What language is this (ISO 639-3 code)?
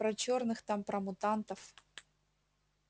rus